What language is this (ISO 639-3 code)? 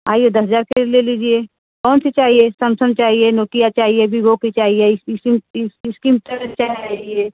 hin